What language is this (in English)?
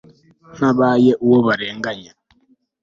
Kinyarwanda